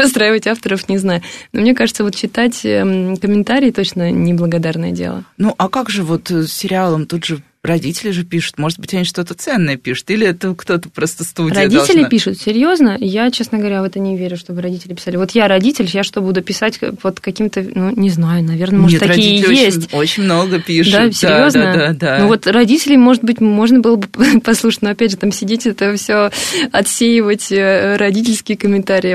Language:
Russian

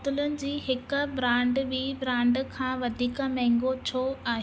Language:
Sindhi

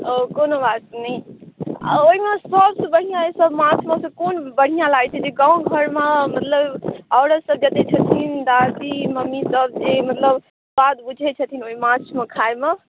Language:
Maithili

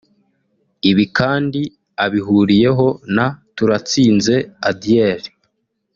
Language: Kinyarwanda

